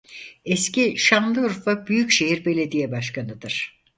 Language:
Turkish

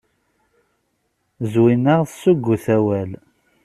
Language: Kabyle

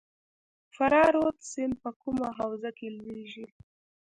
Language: Pashto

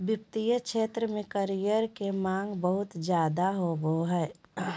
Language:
Magahi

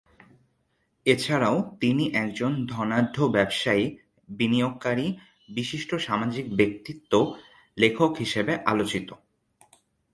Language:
Bangla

